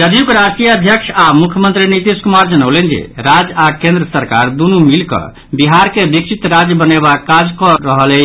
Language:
Maithili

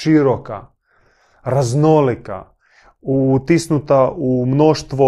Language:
Croatian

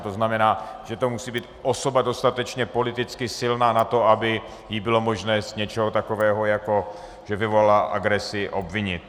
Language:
Czech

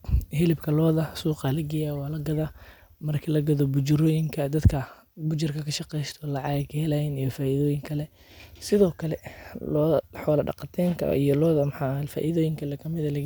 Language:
Somali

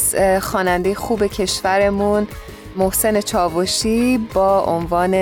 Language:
Persian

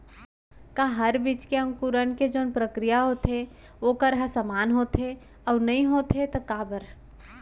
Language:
Chhattisgarhi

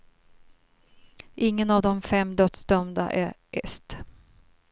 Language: Swedish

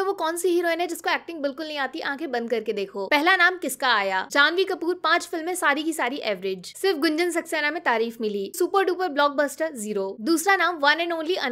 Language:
Hindi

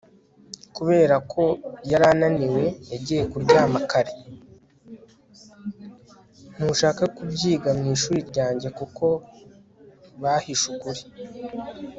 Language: Kinyarwanda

